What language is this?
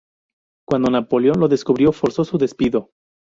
Spanish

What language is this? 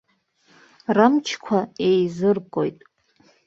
Abkhazian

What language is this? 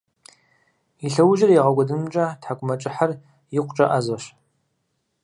Kabardian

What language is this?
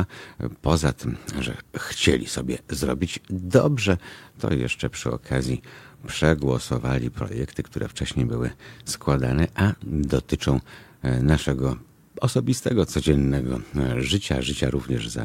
Polish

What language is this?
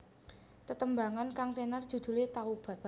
Javanese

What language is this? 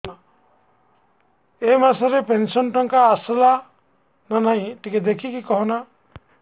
Odia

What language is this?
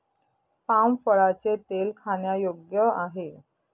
Marathi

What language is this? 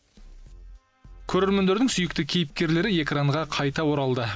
Kazakh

